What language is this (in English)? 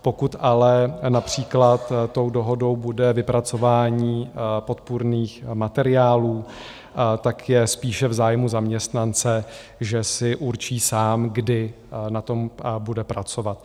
Czech